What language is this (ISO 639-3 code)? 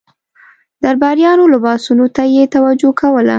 pus